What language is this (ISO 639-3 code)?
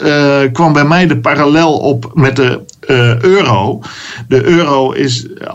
nld